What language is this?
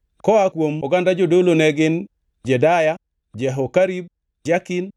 Luo (Kenya and Tanzania)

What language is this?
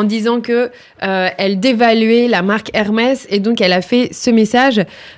French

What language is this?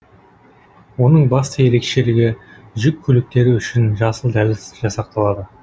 Kazakh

